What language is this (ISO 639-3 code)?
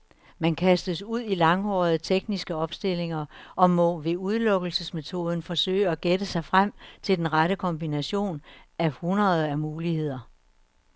dan